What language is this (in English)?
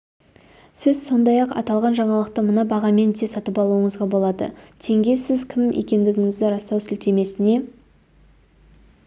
Kazakh